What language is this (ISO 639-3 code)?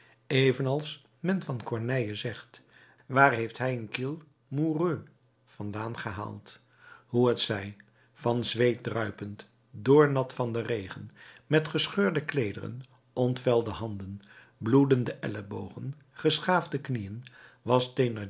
nld